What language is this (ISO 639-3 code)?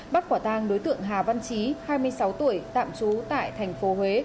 vie